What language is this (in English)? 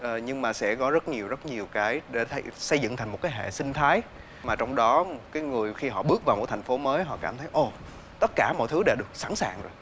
Vietnamese